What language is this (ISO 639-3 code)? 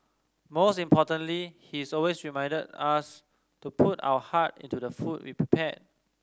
eng